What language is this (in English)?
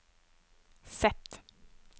Norwegian